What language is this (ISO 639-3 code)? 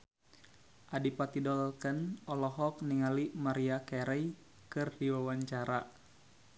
sun